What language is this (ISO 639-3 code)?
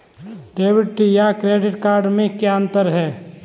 hin